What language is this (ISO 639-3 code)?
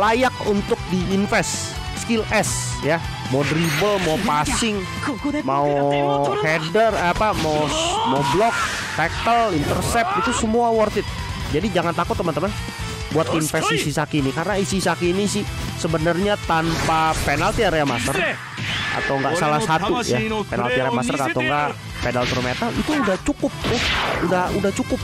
ind